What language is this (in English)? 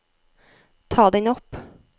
Norwegian